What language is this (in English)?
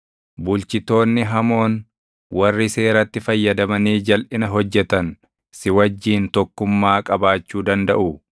Oromo